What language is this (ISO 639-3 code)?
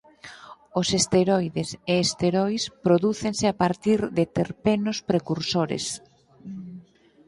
glg